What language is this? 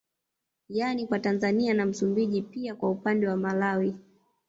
Swahili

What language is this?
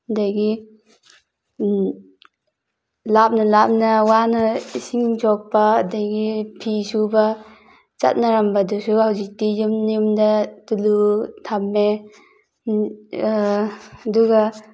Manipuri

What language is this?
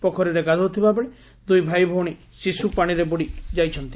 Odia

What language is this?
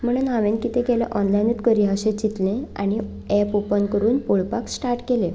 Konkani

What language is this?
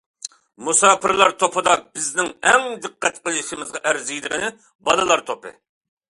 Uyghur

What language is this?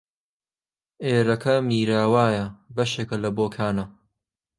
Central Kurdish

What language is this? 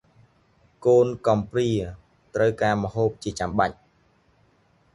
Khmer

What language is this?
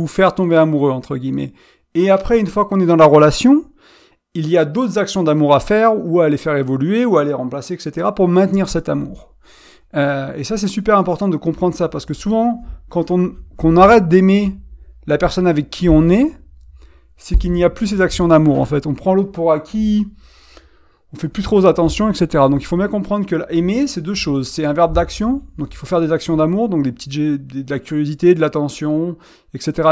French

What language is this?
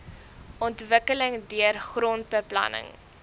Afrikaans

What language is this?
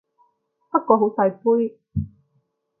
Cantonese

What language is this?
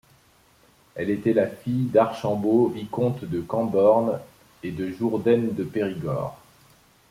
French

